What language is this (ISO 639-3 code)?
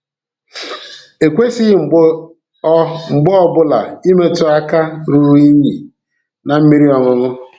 ibo